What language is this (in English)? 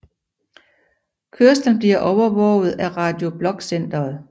Danish